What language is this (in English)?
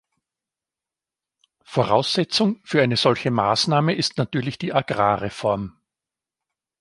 German